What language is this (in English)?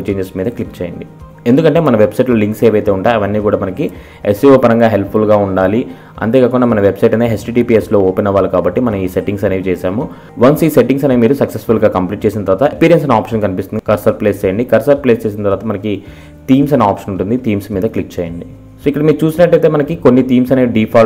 Hindi